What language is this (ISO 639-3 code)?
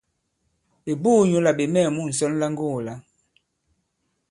abb